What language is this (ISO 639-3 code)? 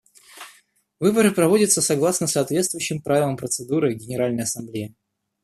rus